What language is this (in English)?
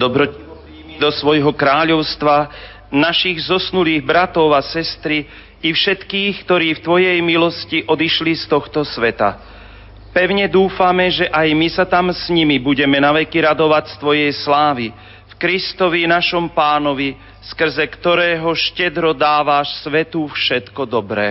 Slovak